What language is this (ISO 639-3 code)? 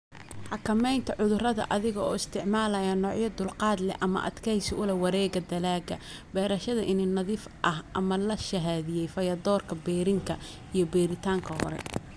som